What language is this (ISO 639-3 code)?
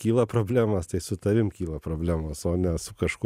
lit